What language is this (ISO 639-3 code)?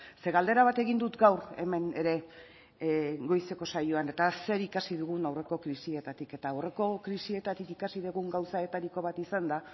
eus